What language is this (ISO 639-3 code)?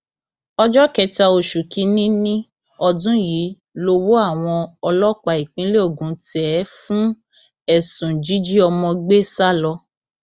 yor